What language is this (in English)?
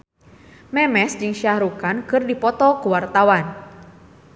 Sundanese